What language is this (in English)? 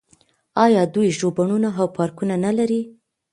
Pashto